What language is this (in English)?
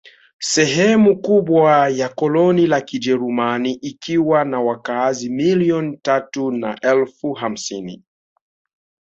Swahili